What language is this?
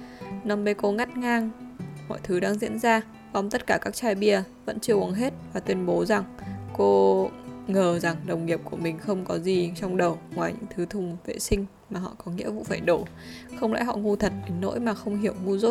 Vietnamese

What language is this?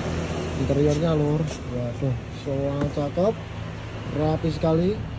Indonesian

